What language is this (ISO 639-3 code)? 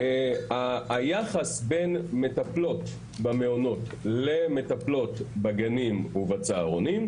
heb